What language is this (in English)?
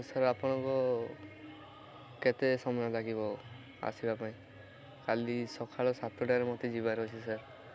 Odia